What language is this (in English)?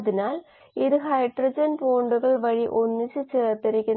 Malayalam